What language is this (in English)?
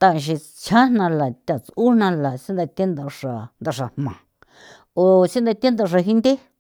San Felipe Otlaltepec Popoloca